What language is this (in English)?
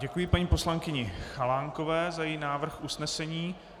Czech